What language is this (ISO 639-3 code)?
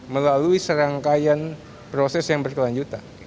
ind